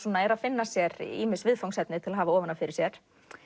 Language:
Icelandic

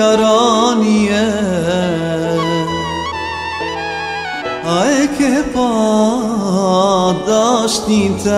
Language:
Romanian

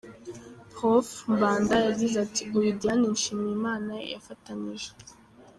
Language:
Kinyarwanda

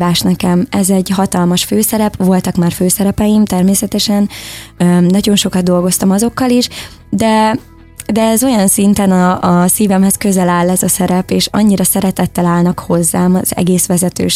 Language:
Hungarian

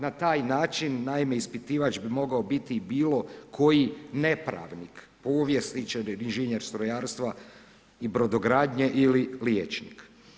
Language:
Croatian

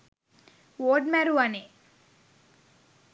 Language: Sinhala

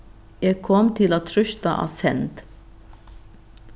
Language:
Faroese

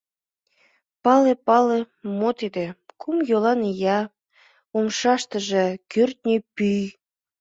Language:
Mari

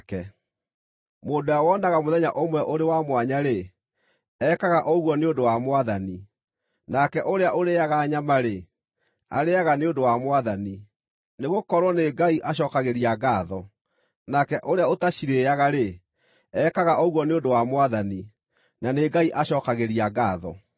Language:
Kikuyu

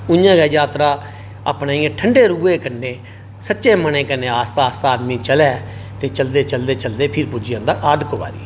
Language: Dogri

